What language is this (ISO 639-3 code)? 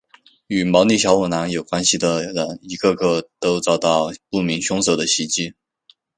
zho